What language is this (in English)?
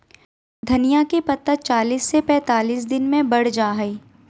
Magahi